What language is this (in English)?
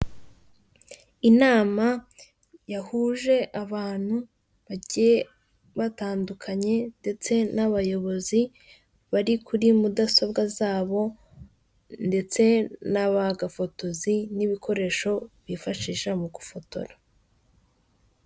Kinyarwanda